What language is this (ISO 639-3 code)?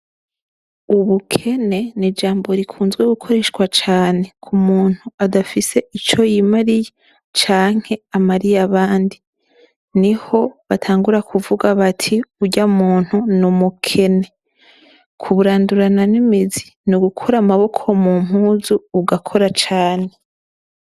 run